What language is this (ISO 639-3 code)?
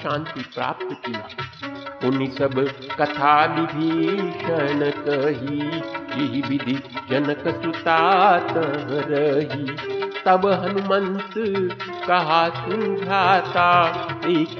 hin